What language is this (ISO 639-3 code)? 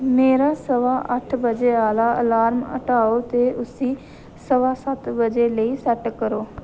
doi